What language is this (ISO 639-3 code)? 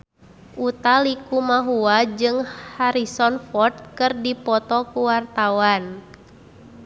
sun